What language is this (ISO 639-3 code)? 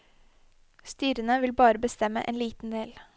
nor